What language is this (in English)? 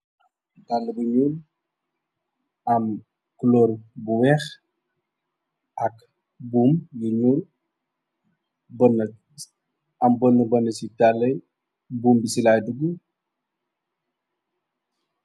Wolof